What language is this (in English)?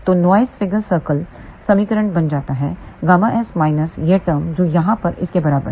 Hindi